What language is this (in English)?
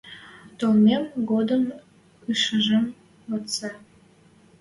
Western Mari